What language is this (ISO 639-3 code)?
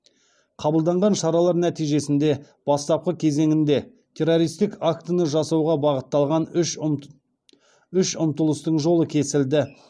kaz